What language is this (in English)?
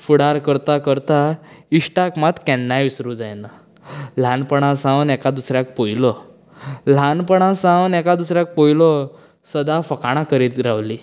Konkani